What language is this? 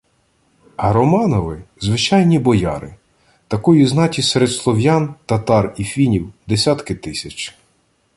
Ukrainian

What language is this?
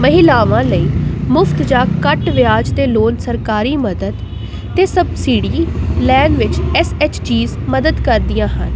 Punjabi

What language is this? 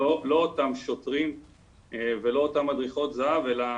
Hebrew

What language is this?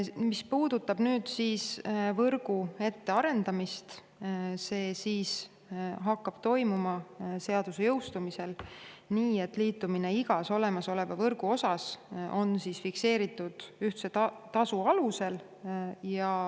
Estonian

